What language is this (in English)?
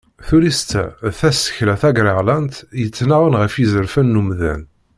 Kabyle